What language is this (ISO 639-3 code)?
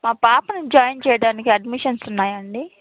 tel